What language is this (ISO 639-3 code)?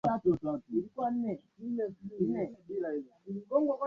swa